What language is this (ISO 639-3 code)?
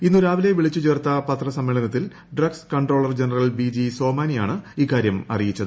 mal